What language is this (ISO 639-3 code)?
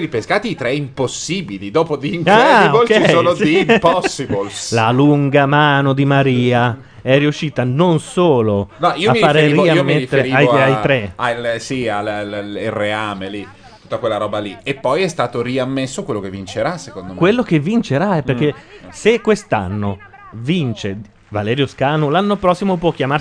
ita